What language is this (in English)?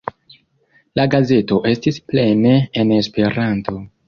Esperanto